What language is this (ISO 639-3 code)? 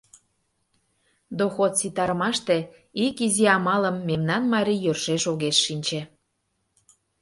chm